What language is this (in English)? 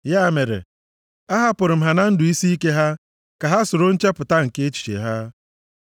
Igbo